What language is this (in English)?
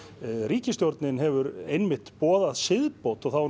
Icelandic